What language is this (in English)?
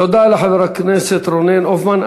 Hebrew